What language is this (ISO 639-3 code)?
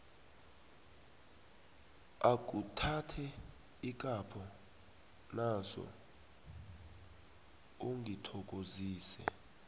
nbl